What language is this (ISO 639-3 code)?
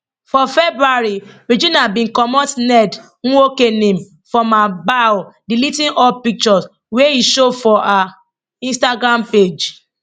pcm